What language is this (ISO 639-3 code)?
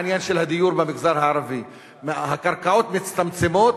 heb